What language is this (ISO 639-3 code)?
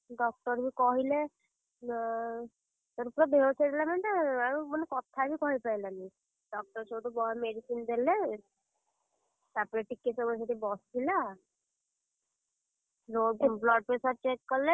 ori